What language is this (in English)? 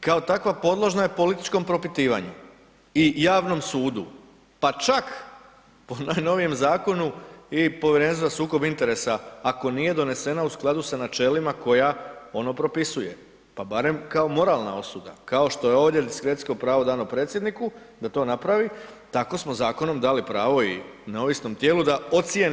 Croatian